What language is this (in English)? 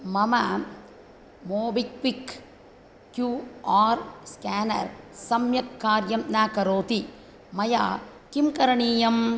Sanskrit